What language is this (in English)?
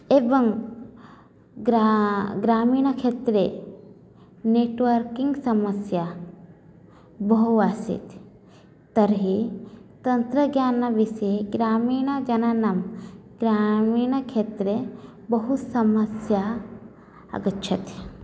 Sanskrit